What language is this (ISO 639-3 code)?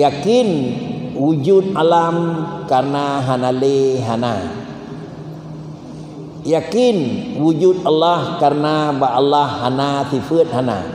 msa